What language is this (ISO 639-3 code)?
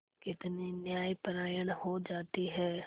hin